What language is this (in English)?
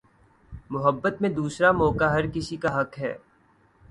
Urdu